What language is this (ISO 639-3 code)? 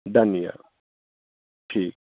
mai